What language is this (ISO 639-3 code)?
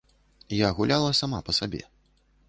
bel